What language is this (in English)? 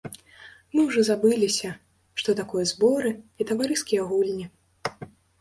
Belarusian